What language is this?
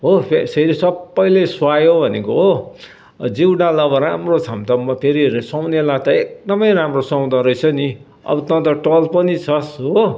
Nepali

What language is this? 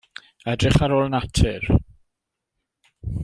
Welsh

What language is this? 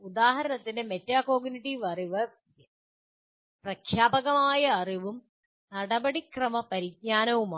Malayalam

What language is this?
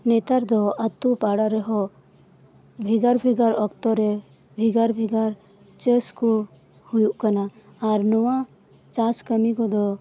Santali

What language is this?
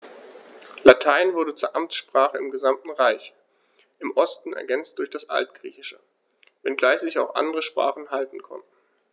German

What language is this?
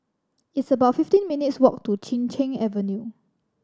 English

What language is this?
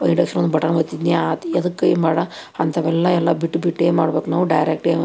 Kannada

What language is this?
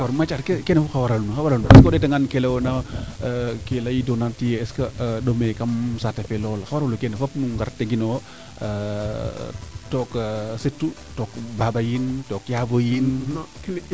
Serer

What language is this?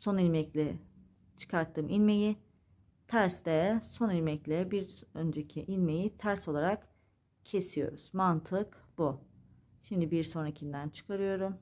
Turkish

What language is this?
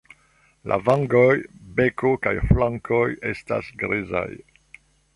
Esperanto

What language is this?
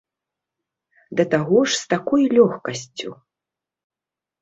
Belarusian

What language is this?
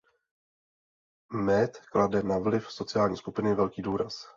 Czech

